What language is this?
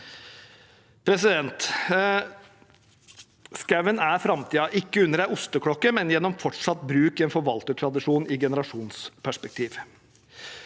Norwegian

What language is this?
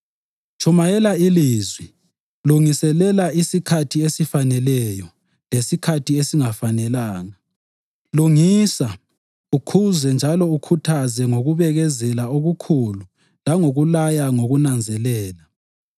North Ndebele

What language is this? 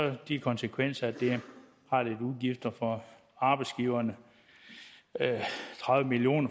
Danish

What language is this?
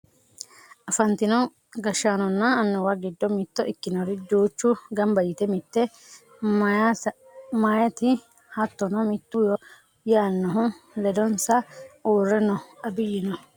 Sidamo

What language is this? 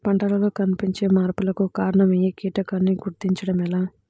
Telugu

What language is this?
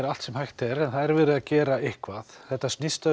Icelandic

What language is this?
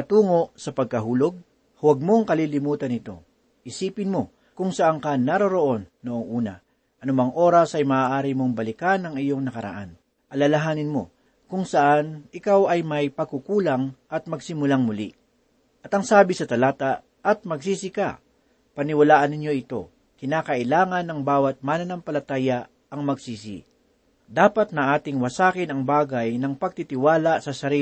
Filipino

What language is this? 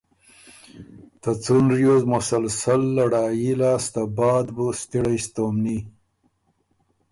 Ormuri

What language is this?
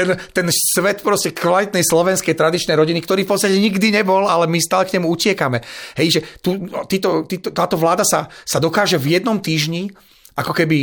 Slovak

